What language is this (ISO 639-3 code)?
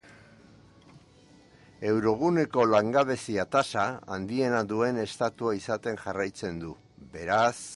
eus